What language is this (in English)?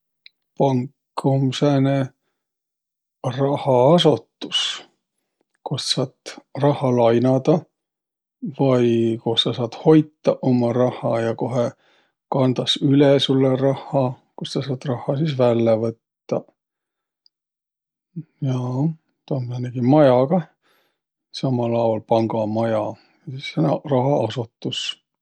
Võro